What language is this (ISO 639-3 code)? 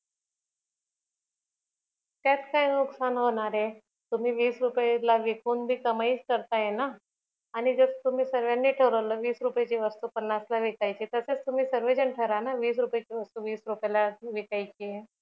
mar